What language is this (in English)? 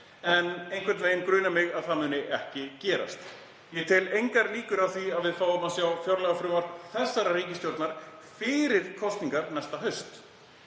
Icelandic